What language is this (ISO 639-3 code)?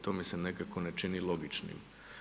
hrv